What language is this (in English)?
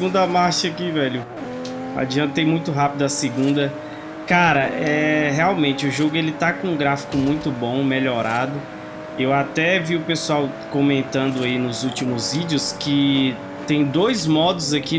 Portuguese